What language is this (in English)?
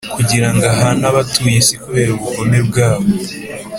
Kinyarwanda